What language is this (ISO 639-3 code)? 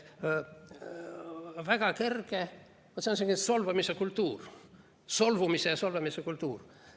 est